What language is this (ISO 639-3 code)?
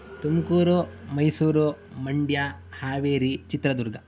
san